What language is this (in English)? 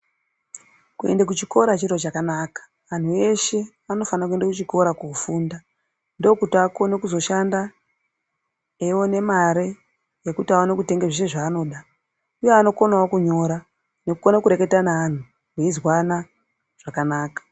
Ndau